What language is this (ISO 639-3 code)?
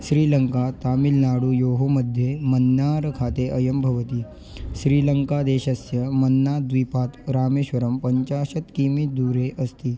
san